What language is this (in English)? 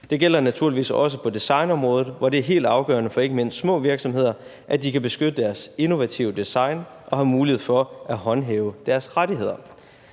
Danish